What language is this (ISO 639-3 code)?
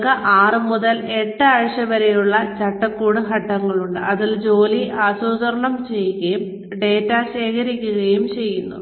mal